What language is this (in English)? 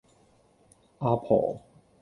Cantonese